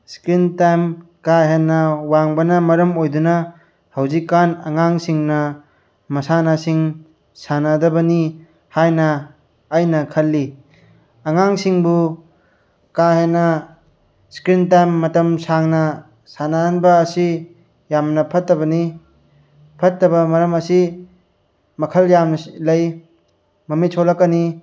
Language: Manipuri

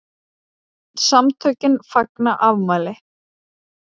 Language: Icelandic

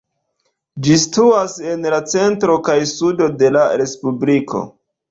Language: Esperanto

